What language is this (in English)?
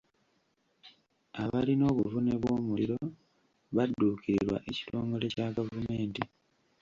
Ganda